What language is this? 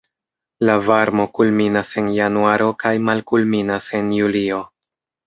Esperanto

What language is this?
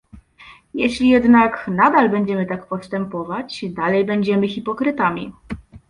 Polish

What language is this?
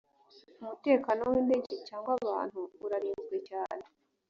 Kinyarwanda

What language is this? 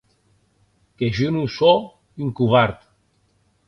Occitan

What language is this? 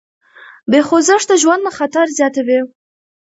Pashto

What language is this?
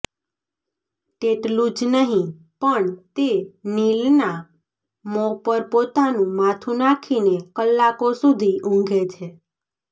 Gujarati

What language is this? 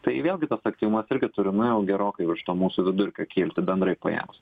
Lithuanian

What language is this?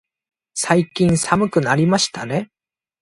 Japanese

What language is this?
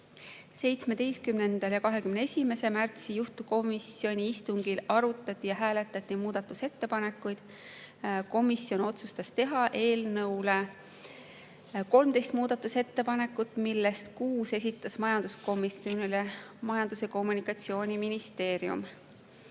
Estonian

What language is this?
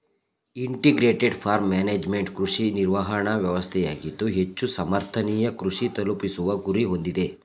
Kannada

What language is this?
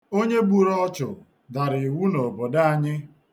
Igbo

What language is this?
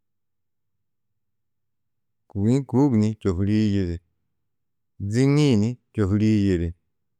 Tedaga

